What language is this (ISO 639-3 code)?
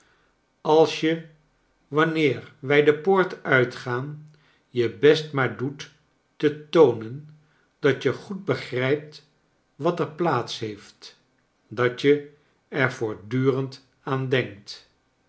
nld